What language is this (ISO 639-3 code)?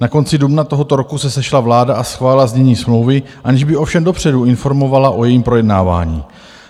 ces